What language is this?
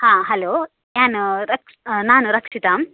Kannada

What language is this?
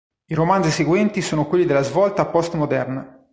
Italian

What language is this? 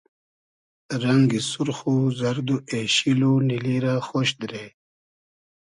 Hazaragi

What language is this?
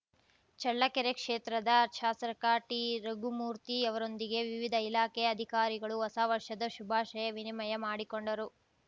Kannada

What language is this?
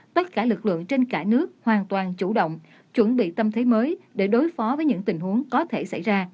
Vietnamese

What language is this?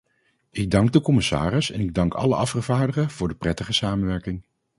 Dutch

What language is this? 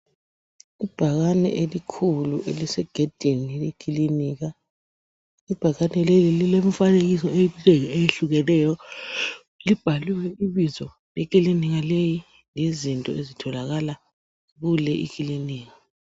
North Ndebele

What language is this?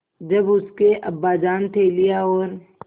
Hindi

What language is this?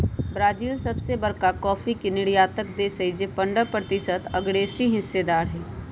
Magahi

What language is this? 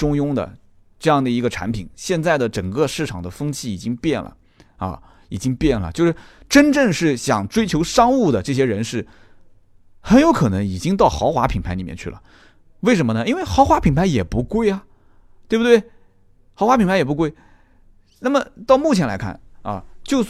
Chinese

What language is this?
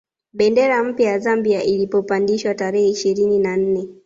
Swahili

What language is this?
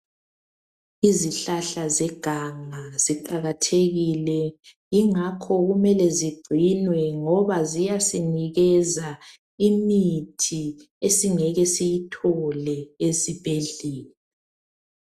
North Ndebele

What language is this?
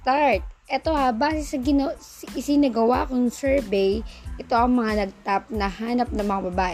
Filipino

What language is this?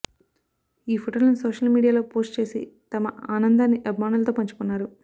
Telugu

